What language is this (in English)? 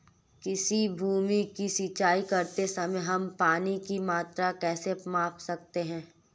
Hindi